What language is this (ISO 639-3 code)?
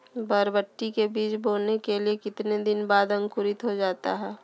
mag